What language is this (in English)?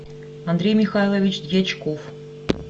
Russian